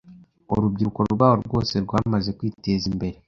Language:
Kinyarwanda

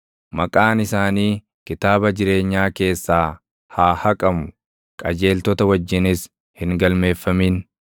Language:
Oromo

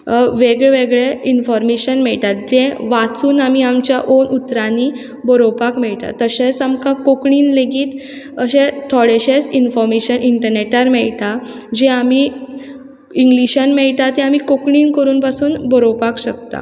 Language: Konkani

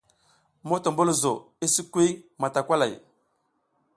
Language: South Giziga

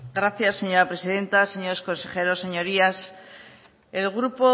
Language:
Spanish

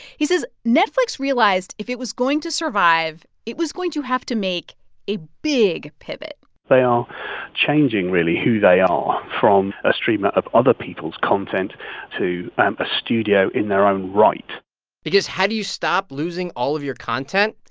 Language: English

